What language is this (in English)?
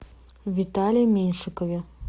Russian